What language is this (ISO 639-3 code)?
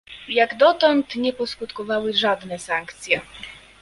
pol